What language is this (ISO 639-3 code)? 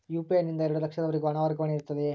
kan